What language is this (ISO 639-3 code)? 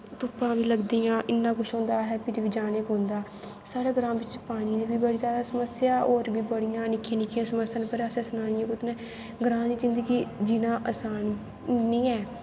doi